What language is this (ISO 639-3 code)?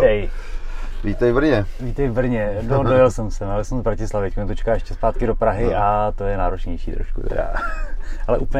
ces